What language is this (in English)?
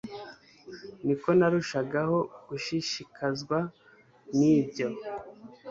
Kinyarwanda